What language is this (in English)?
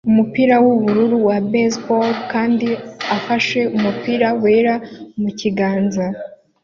Kinyarwanda